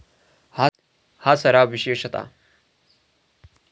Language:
Marathi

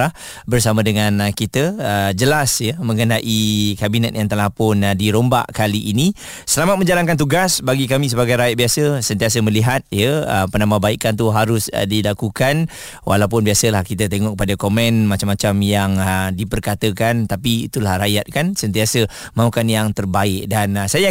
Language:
Malay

